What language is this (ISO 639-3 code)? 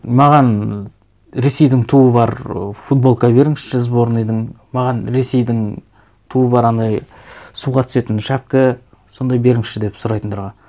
kaz